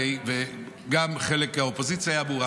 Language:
Hebrew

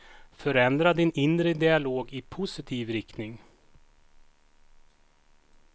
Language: Swedish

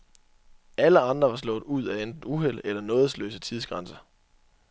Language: Danish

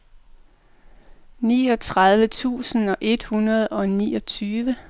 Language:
Danish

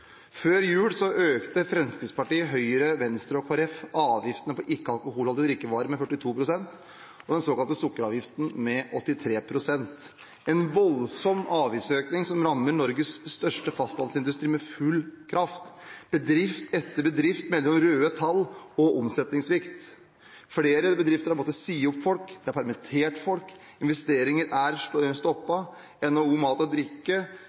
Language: Norwegian Bokmål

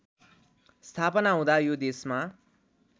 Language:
Nepali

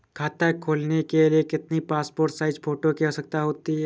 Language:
Hindi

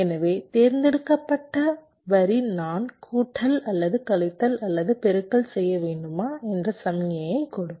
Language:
Tamil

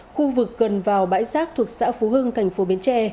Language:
Vietnamese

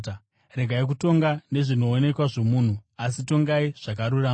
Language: Shona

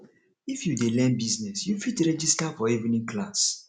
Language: Nigerian Pidgin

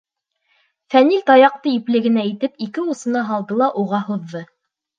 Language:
Bashkir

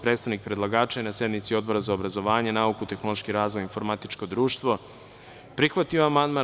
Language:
Serbian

